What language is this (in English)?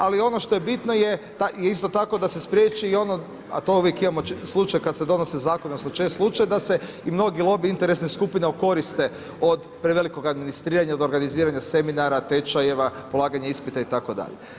Croatian